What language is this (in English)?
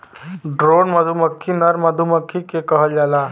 Bhojpuri